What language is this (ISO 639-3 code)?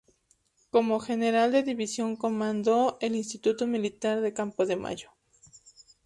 spa